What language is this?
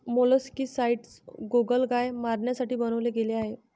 Marathi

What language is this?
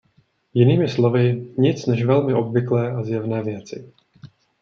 Czech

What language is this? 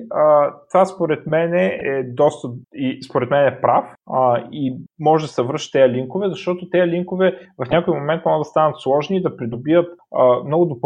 Bulgarian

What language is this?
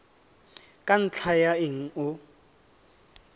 Tswana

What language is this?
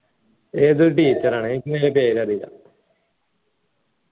Malayalam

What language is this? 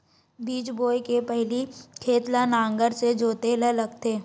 Chhattisgarhi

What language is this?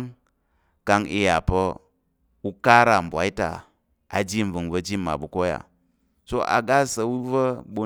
Tarok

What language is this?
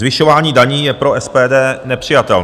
Czech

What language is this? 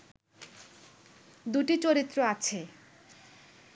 Bangla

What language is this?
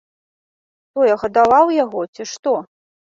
Belarusian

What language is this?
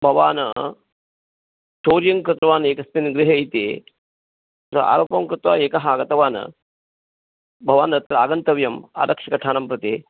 Sanskrit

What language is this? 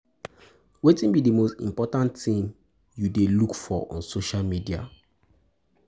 Nigerian Pidgin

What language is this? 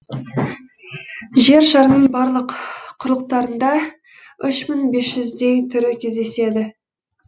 Kazakh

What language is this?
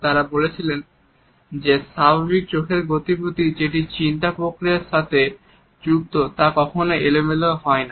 Bangla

